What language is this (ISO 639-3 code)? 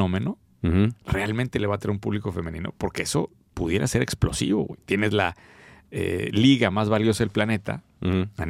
spa